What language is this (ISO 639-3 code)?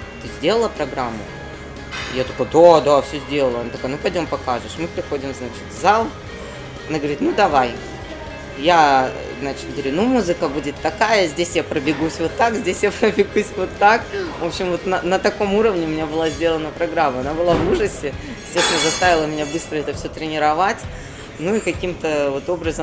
rus